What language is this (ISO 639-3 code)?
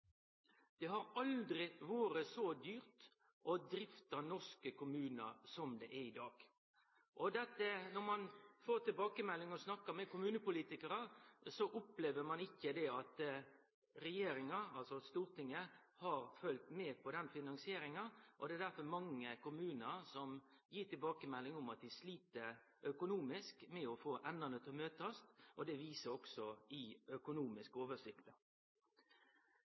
nno